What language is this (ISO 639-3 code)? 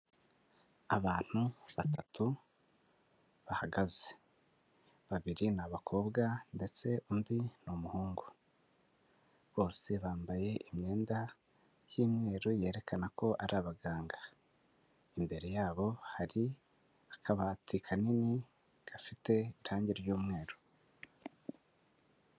kin